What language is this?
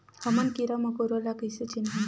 Chhattisgarhi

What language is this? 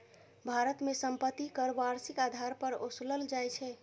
Maithili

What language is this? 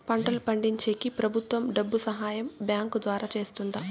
Telugu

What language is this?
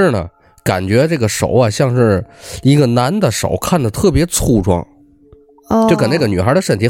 Chinese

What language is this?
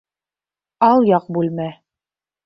Bashkir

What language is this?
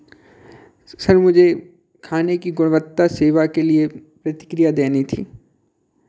Hindi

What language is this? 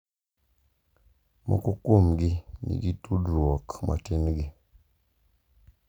Luo (Kenya and Tanzania)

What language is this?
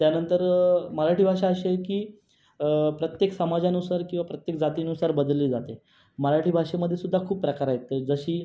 Marathi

